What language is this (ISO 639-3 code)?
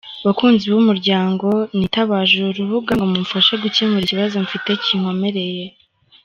kin